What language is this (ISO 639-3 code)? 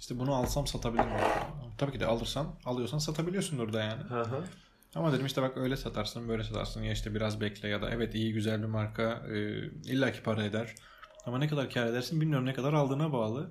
tur